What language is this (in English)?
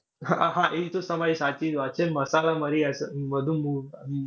Gujarati